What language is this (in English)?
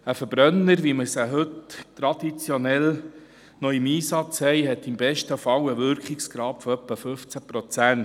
Swiss German